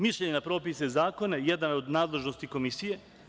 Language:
Serbian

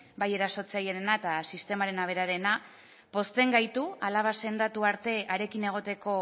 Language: Basque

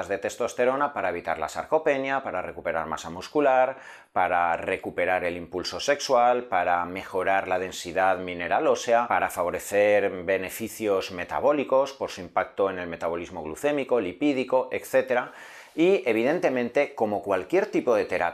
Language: Spanish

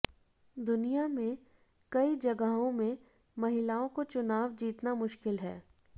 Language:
Hindi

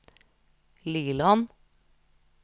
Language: Norwegian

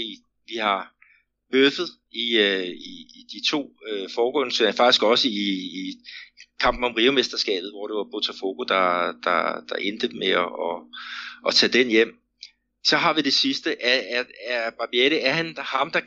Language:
Danish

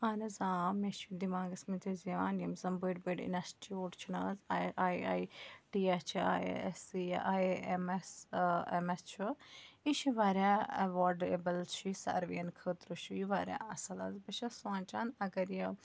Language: Kashmiri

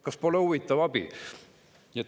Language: Estonian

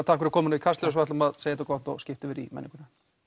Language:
Icelandic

